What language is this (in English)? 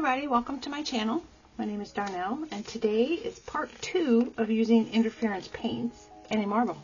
English